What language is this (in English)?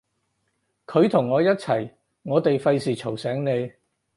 Cantonese